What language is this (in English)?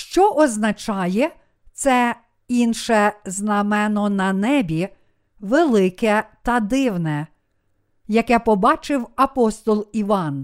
Ukrainian